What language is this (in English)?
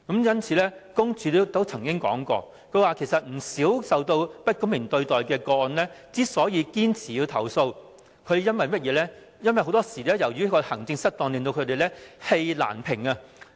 Cantonese